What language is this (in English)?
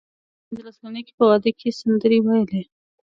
Pashto